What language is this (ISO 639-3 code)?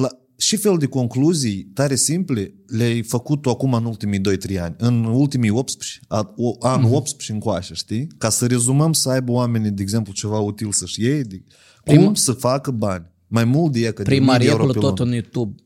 ron